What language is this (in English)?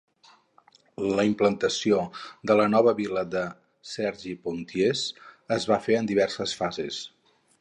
Catalan